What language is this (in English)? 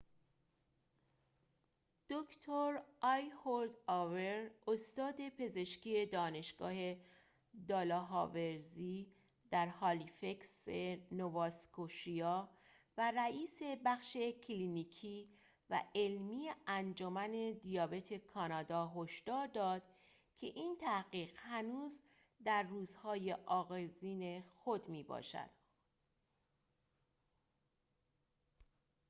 Persian